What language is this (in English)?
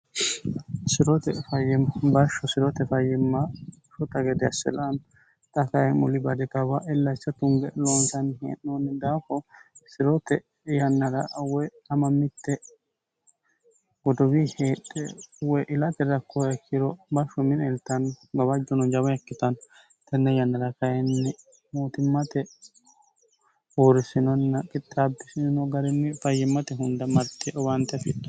Sidamo